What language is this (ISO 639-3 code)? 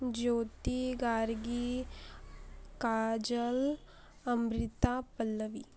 mar